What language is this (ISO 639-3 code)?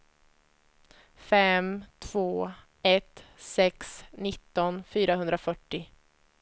swe